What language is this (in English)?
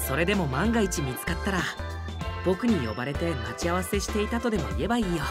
Japanese